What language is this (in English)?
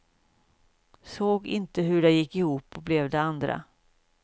Swedish